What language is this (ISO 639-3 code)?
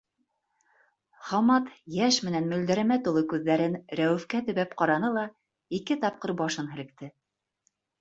bak